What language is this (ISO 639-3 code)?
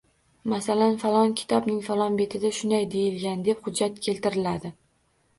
uzb